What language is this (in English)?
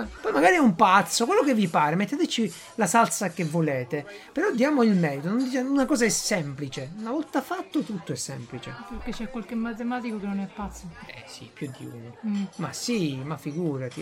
Italian